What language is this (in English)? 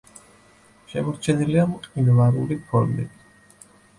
Georgian